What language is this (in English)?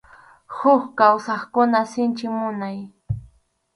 Arequipa-La Unión Quechua